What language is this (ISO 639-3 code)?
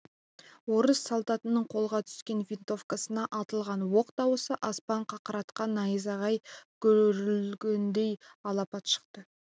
kaz